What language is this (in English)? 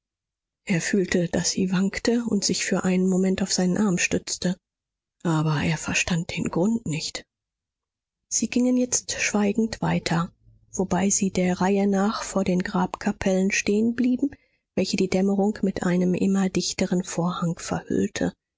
German